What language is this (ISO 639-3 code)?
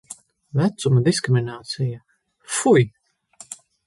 lav